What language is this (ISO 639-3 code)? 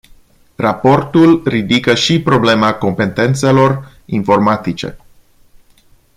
ron